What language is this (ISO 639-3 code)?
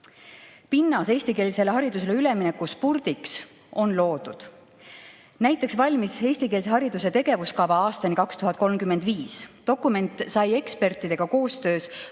est